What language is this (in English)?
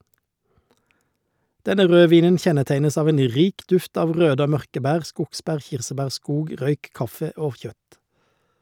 Norwegian